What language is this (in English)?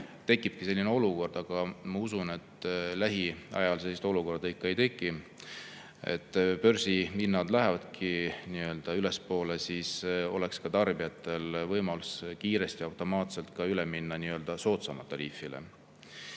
Estonian